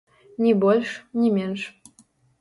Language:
Belarusian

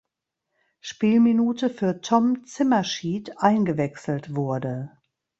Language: German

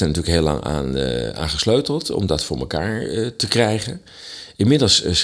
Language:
Dutch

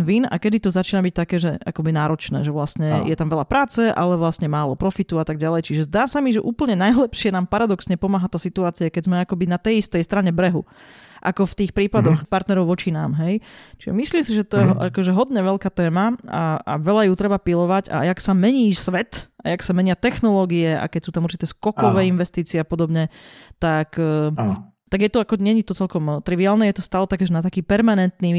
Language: Slovak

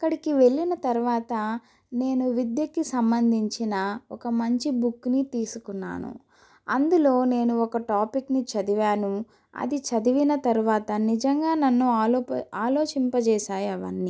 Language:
Telugu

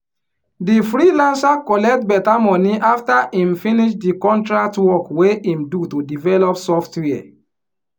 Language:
Nigerian Pidgin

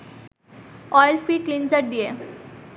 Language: Bangla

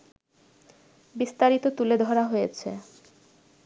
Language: Bangla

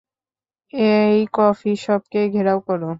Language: Bangla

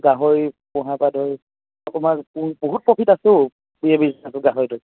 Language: Assamese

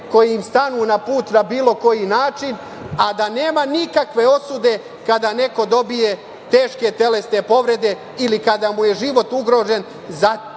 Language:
Serbian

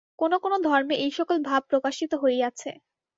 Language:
Bangla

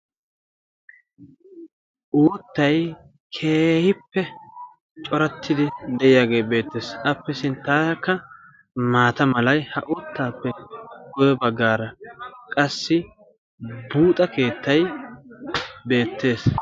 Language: Wolaytta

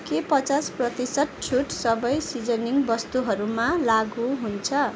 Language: Nepali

